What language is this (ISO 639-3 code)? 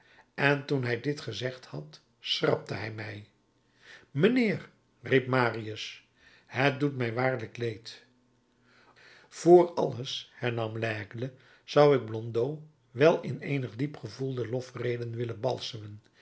nld